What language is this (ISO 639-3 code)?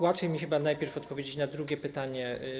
pol